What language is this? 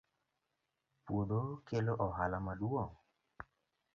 Luo (Kenya and Tanzania)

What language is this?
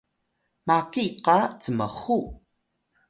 Atayal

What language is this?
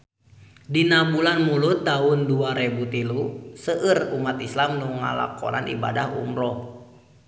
Sundanese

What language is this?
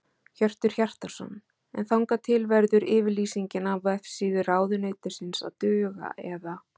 Icelandic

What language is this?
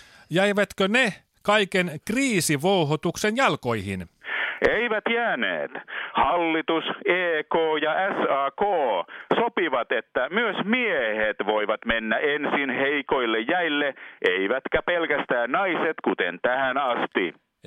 Finnish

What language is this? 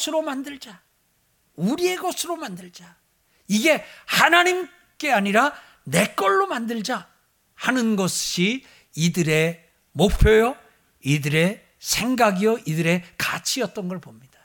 Korean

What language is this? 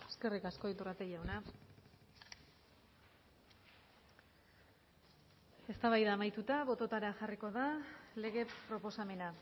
Basque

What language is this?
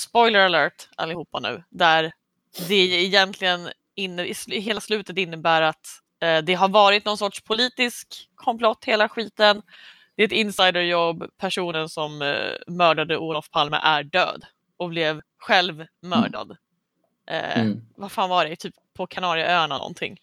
Swedish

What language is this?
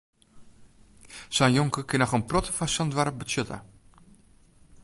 Western Frisian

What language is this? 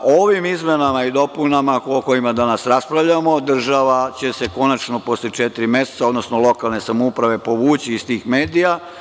Serbian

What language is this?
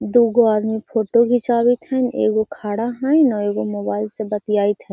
Magahi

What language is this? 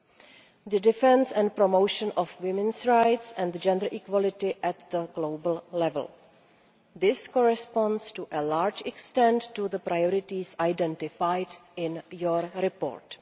English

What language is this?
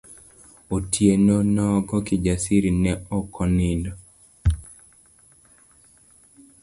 Luo (Kenya and Tanzania)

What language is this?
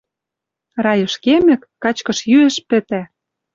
Western Mari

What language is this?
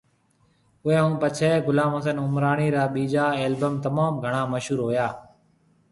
Marwari (Pakistan)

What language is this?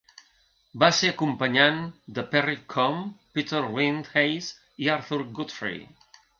Catalan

